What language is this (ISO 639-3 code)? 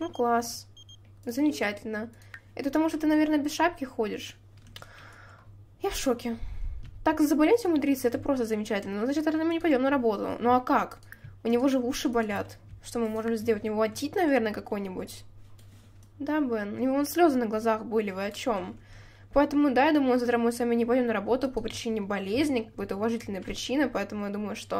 rus